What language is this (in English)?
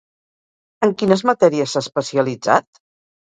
Catalan